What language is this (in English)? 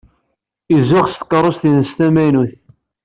Kabyle